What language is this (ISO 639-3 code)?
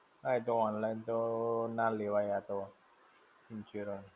guj